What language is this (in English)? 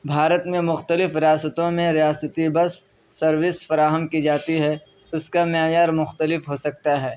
Urdu